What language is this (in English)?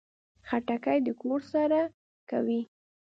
Pashto